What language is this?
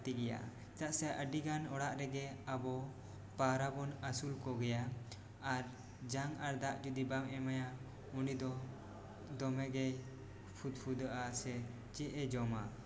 Santali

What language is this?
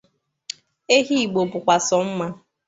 Igbo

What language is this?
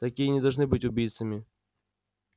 Russian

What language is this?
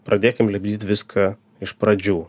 Lithuanian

